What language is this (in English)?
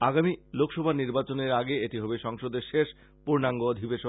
Bangla